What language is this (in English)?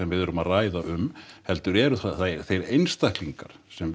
Icelandic